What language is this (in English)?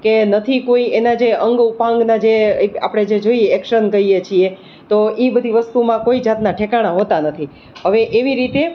Gujarati